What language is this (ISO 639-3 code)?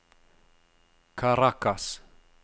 nor